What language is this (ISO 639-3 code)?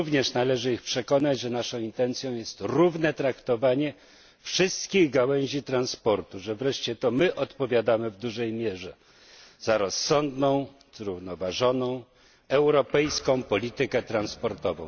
pol